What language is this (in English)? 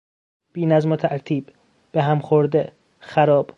Persian